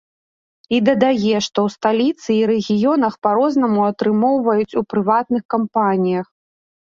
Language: Belarusian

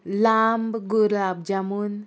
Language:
Konkani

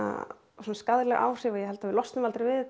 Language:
Icelandic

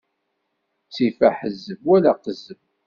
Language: Kabyle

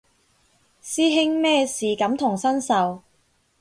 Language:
Cantonese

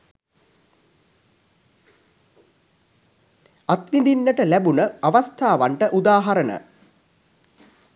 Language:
Sinhala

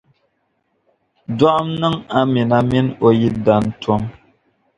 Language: Dagbani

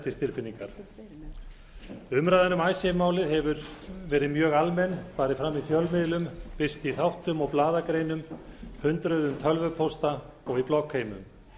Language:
Icelandic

